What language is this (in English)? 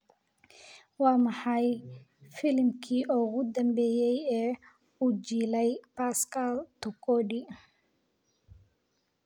Somali